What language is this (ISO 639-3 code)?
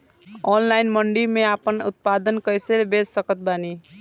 bho